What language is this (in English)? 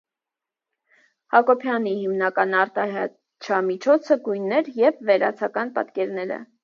Armenian